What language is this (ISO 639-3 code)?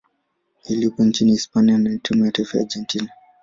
swa